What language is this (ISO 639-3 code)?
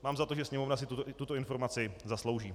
ces